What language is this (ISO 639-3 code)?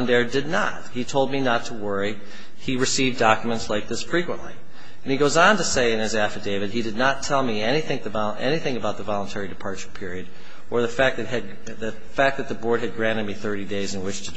eng